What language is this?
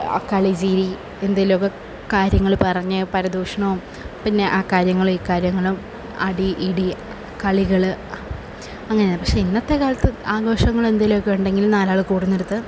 Malayalam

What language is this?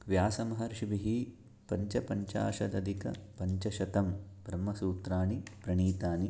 Sanskrit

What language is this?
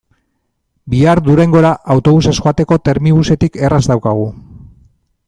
Basque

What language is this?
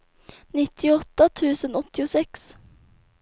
Swedish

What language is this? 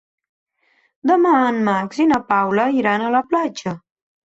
Catalan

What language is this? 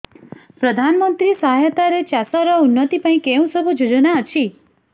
Odia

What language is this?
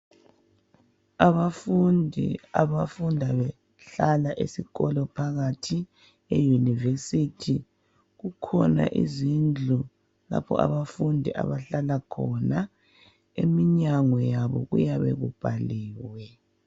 North Ndebele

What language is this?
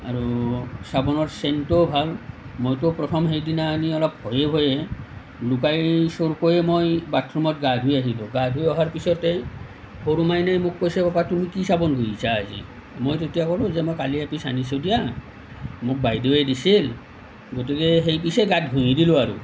Assamese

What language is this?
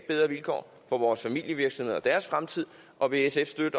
Danish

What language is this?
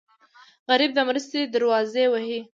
Pashto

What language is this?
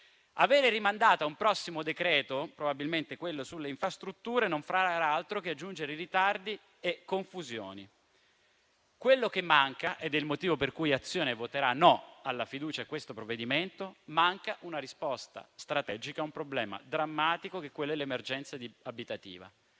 Italian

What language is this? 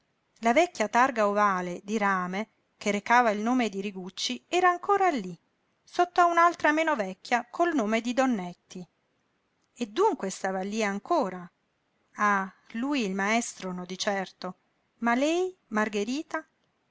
Italian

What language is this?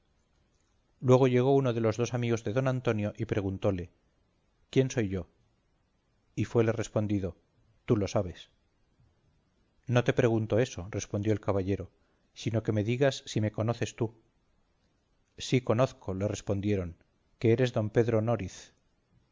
Spanish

